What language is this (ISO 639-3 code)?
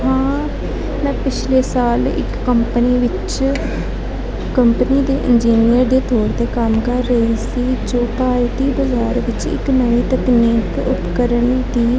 pan